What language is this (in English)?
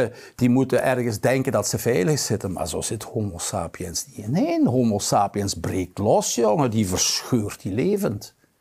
Dutch